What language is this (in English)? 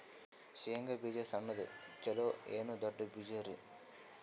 Kannada